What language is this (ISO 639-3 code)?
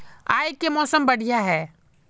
mag